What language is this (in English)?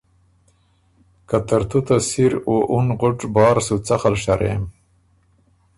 Ormuri